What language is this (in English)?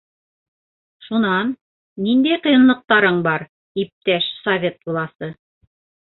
Bashkir